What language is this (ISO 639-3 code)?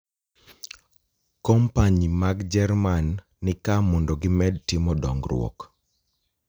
luo